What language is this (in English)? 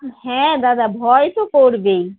Bangla